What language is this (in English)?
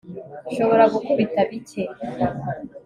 Kinyarwanda